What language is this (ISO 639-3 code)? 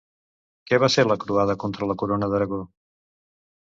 cat